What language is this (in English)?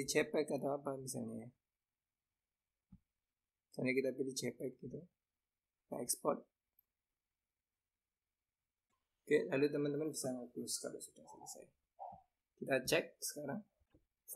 Indonesian